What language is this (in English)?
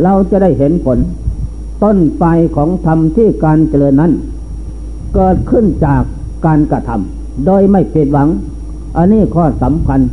Thai